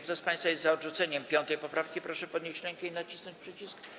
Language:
Polish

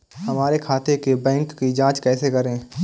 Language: Hindi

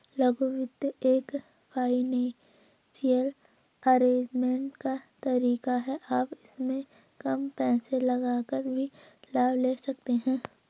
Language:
Hindi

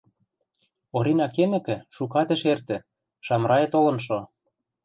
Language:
Western Mari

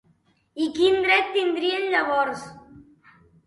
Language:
Catalan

